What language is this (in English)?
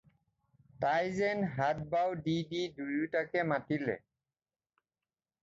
Assamese